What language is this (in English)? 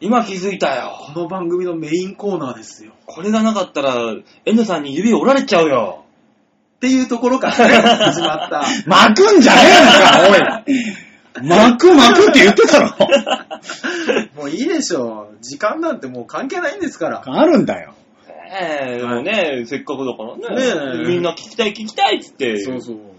Japanese